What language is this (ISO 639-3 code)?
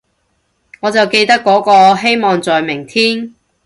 yue